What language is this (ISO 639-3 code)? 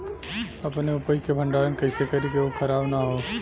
bho